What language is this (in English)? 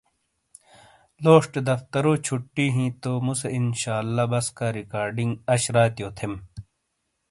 Shina